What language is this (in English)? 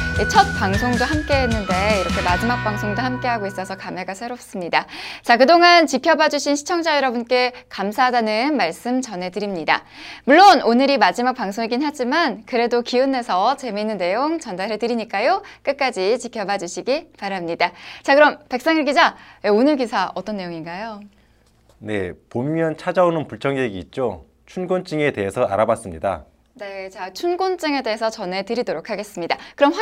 Korean